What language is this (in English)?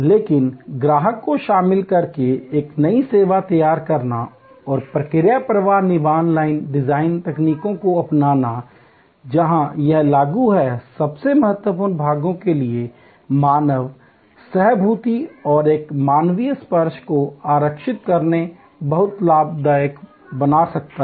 Hindi